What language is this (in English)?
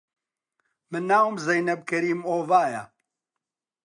Central Kurdish